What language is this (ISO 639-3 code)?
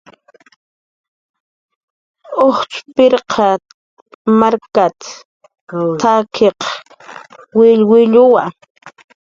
jqr